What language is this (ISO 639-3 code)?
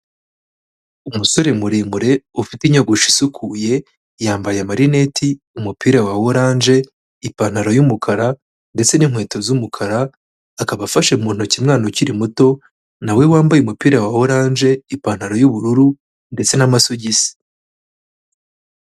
kin